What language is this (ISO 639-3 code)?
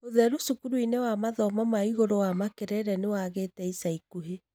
kik